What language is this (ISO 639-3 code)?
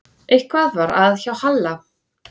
isl